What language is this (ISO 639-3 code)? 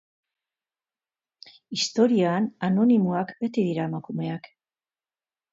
eus